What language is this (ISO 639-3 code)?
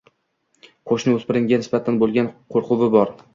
uzb